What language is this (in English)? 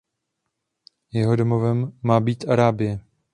Czech